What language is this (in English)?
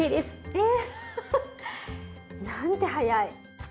Japanese